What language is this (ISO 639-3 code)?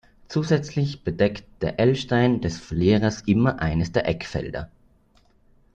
deu